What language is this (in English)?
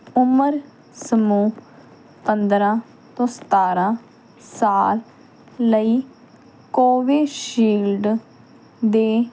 Punjabi